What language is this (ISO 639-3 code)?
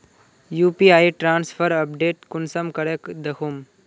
mag